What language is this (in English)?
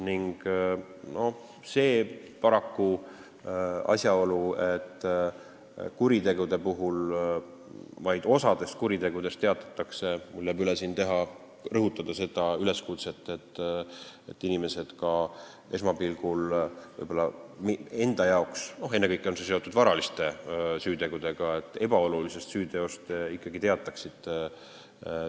Estonian